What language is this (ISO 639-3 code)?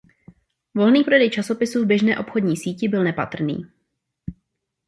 ces